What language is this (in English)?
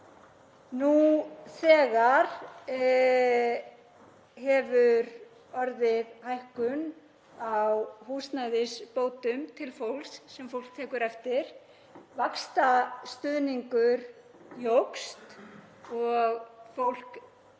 Icelandic